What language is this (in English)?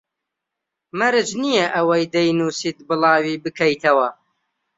Central Kurdish